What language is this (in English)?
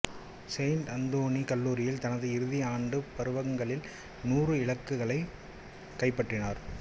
Tamil